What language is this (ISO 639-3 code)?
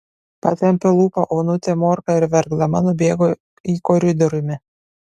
lit